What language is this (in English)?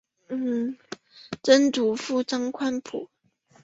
Chinese